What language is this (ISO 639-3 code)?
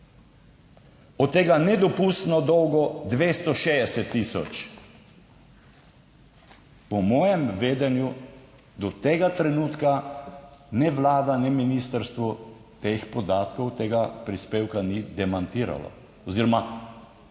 slv